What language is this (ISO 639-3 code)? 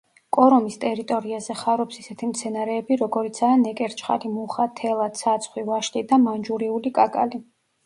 kat